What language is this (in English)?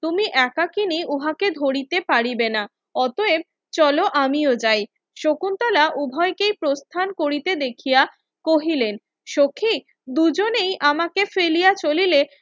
Bangla